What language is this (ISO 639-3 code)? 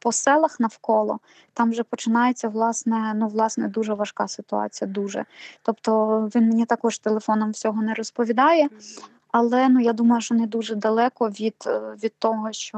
ukr